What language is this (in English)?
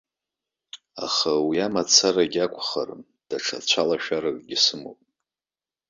Abkhazian